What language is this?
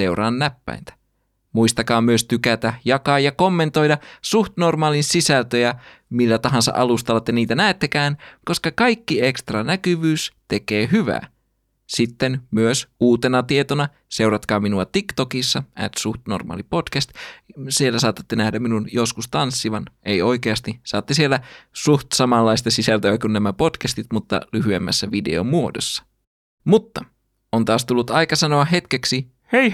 Finnish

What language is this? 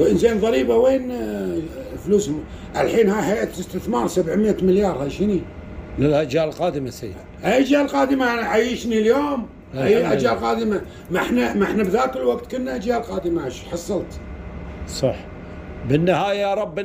Arabic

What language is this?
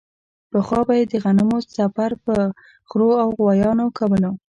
Pashto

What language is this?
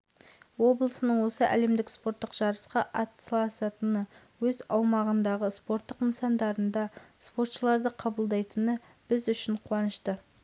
Kazakh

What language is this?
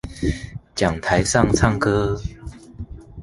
Chinese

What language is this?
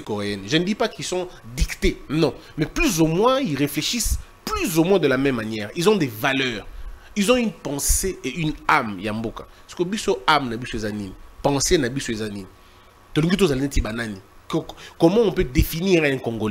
French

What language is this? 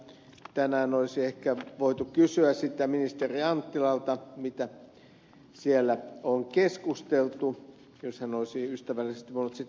Finnish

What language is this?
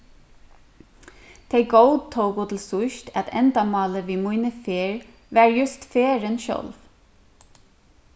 Faroese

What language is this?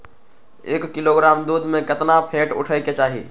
Magahi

